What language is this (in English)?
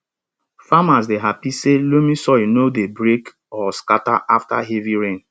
Nigerian Pidgin